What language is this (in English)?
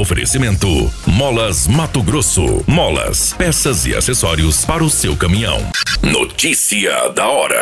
Portuguese